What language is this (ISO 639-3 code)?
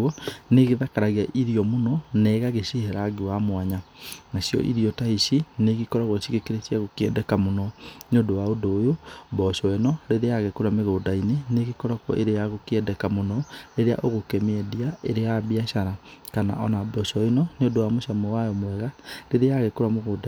kik